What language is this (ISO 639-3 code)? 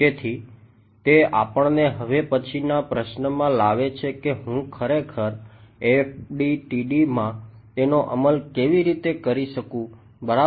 guj